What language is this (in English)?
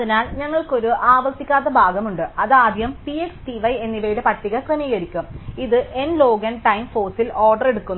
Malayalam